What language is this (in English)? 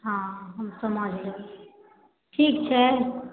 Maithili